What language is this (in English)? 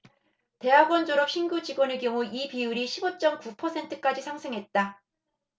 Korean